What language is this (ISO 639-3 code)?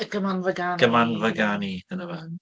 cym